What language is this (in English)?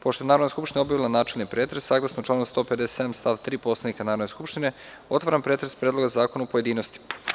Serbian